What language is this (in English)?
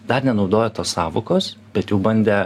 Lithuanian